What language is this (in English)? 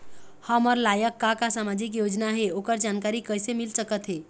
Chhattisgarhi